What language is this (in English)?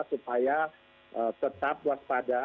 Indonesian